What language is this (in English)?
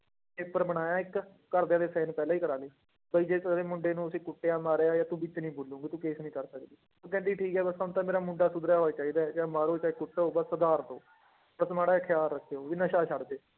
Punjabi